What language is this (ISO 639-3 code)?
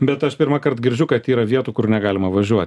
lit